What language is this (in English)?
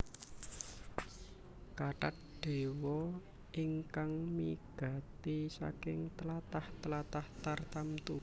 Javanese